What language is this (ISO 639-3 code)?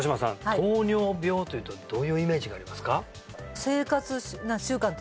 jpn